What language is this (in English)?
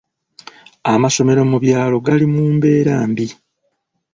Ganda